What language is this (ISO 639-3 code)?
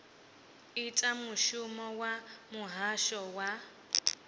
ven